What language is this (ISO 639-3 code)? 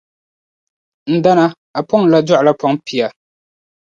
dag